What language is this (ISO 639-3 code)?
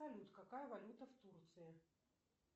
rus